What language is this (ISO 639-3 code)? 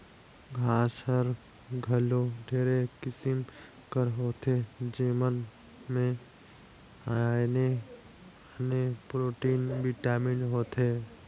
hne